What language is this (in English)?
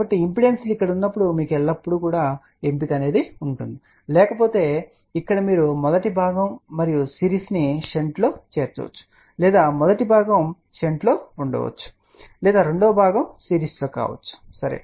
Telugu